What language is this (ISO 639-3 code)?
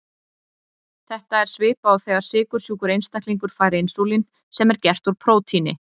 isl